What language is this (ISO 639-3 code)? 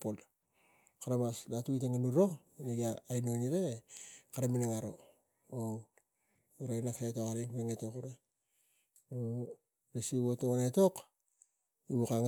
tgc